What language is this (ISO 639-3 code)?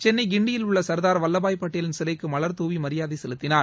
tam